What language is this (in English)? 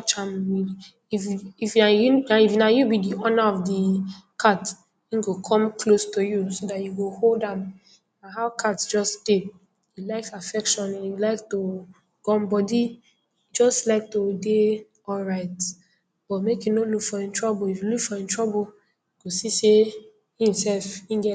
Nigerian Pidgin